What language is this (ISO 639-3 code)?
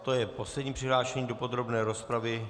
ces